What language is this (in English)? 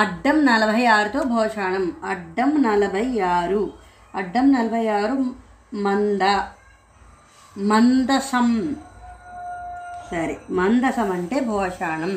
Telugu